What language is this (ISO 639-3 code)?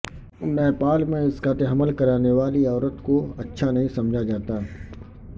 urd